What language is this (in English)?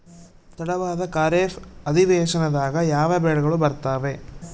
Kannada